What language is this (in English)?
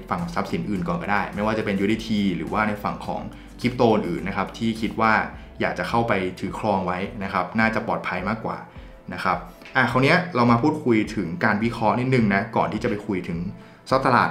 Thai